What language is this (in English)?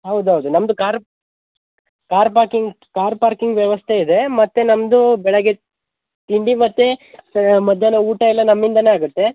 Kannada